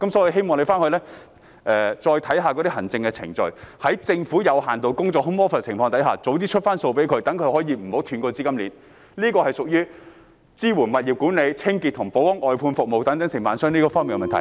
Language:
Cantonese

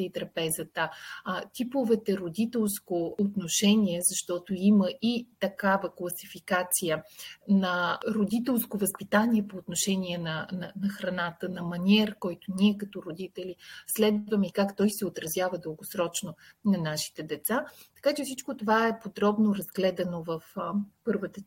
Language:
Bulgarian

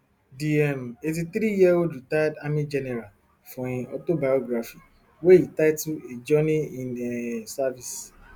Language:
Nigerian Pidgin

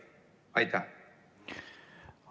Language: Estonian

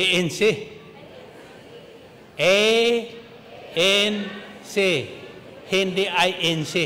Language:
Filipino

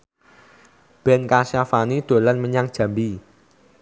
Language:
Javanese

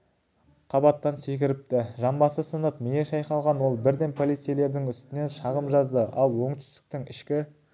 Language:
Kazakh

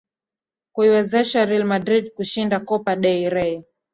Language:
Swahili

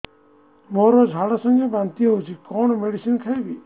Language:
Odia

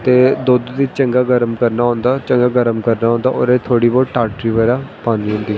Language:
Dogri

